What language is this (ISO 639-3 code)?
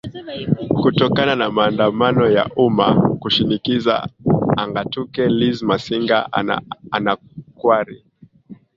swa